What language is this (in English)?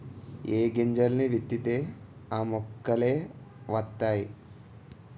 Telugu